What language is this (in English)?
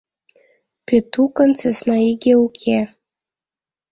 Mari